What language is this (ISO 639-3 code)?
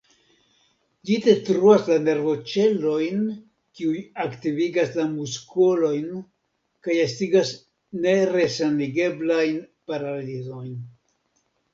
epo